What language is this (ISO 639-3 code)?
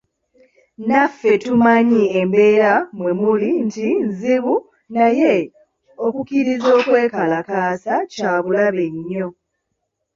lug